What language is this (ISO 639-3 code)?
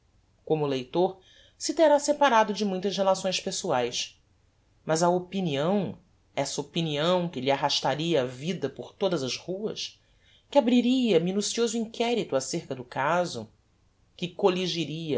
por